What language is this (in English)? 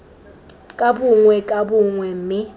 Tswana